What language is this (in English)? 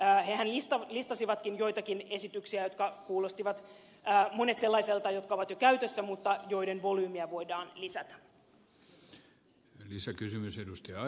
Finnish